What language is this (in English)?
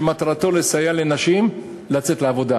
Hebrew